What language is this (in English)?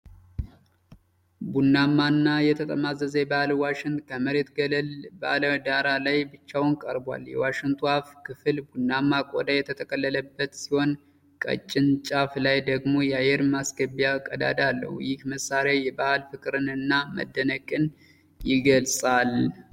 Amharic